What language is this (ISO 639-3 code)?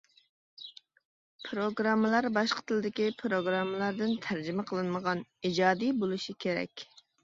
uig